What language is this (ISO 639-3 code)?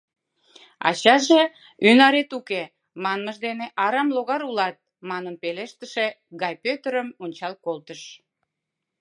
chm